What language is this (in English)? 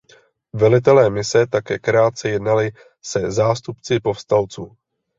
Czech